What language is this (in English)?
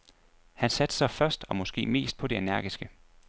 Danish